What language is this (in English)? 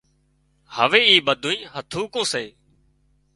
Wadiyara Koli